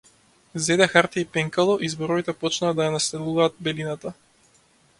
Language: Macedonian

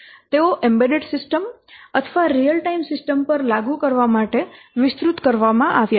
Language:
Gujarati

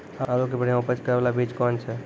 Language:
Maithili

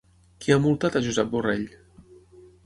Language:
Catalan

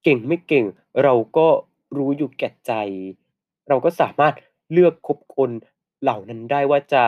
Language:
Thai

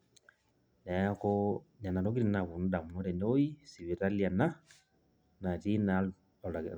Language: Masai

